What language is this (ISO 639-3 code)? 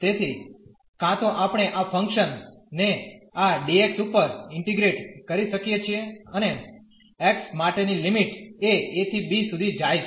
guj